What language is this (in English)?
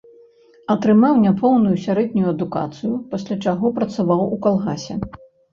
Belarusian